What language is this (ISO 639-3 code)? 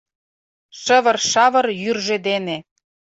chm